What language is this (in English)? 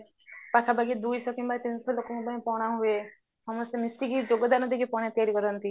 Odia